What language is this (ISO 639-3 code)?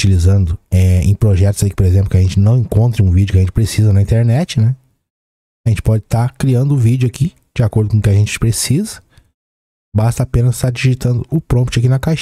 por